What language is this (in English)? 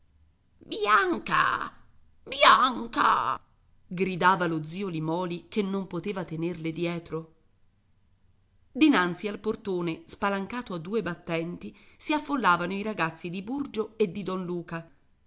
Italian